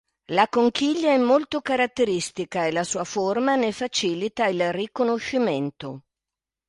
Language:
Italian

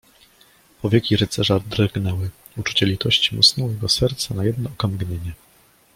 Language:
Polish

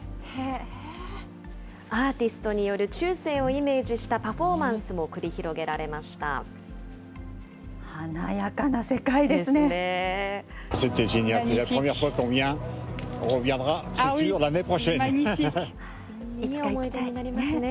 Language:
Japanese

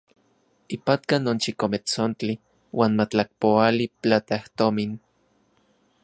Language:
Central Puebla Nahuatl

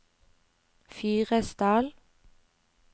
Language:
Norwegian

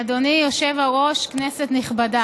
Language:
Hebrew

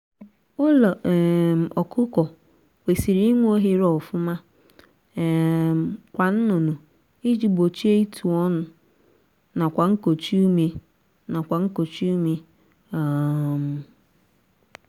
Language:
Igbo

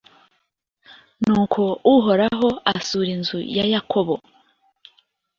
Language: Kinyarwanda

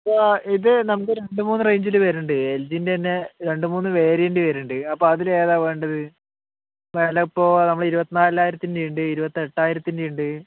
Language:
Malayalam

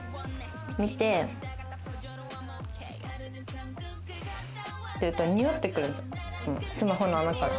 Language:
Japanese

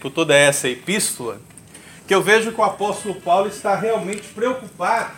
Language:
Portuguese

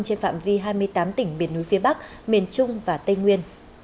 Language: Vietnamese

